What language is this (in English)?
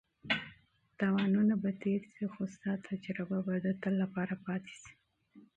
Pashto